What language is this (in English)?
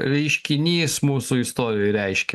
Lithuanian